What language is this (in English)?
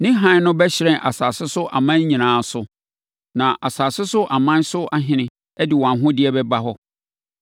Akan